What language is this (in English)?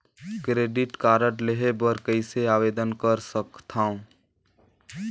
Chhattisgarhi